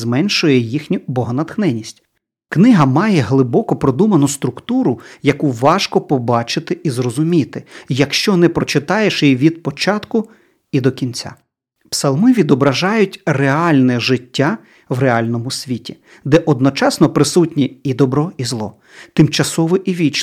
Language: Ukrainian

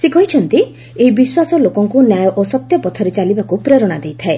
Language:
Odia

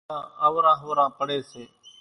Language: Kachi Koli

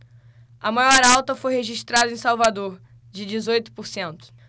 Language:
Portuguese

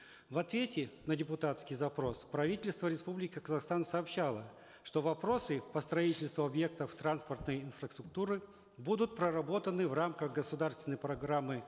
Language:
Kazakh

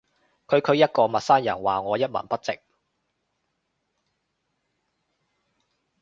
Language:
Cantonese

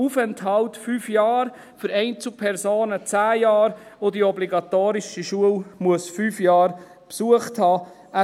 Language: Swiss German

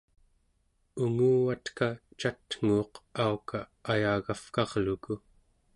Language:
Central Yupik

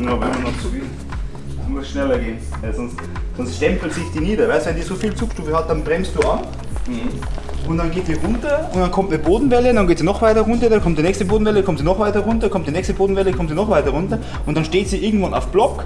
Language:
German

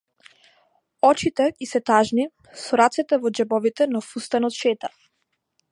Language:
Macedonian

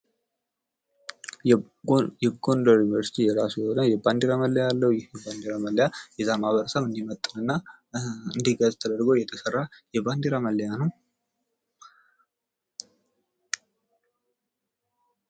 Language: Amharic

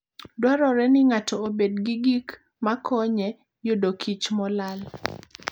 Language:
Luo (Kenya and Tanzania)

